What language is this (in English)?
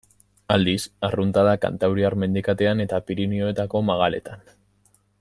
Basque